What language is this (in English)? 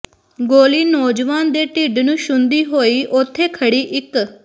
Punjabi